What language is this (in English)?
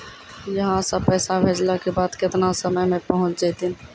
Maithili